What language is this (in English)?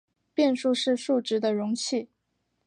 Chinese